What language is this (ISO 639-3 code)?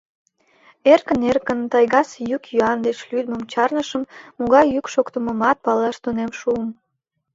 chm